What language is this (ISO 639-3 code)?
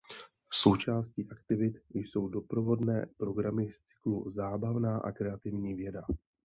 ces